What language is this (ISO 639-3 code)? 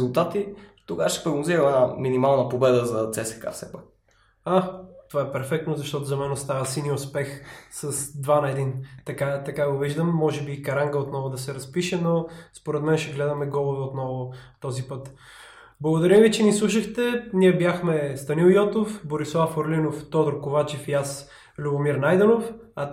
bul